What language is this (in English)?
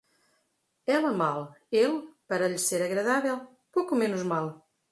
Portuguese